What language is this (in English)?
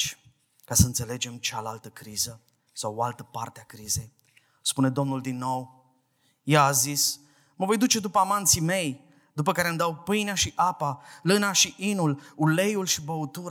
Romanian